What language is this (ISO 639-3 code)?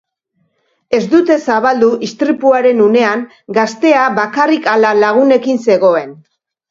eus